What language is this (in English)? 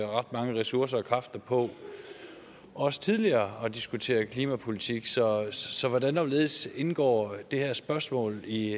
Danish